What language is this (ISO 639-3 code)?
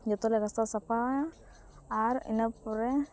sat